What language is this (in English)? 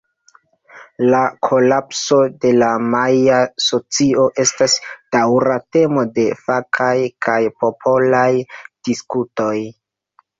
Esperanto